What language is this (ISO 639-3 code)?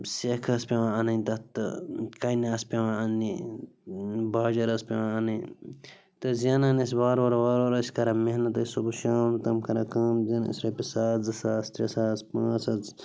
kas